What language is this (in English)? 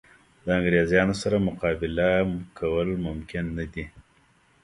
Pashto